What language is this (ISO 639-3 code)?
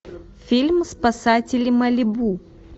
rus